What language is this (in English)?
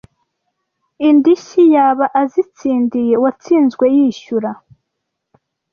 Kinyarwanda